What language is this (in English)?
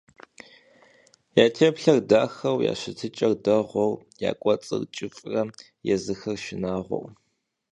Kabardian